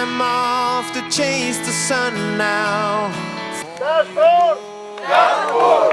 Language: Polish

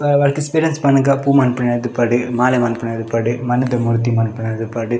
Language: Tulu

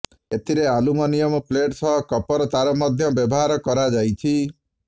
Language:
Odia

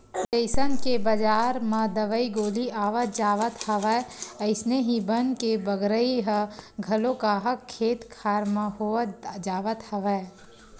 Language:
Chhattisgarhi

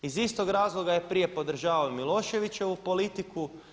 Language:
Croatian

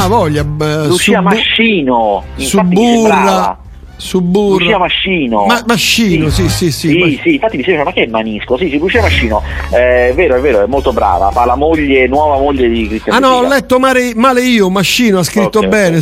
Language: Italian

